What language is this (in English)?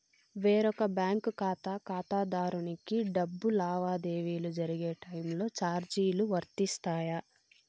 Telugu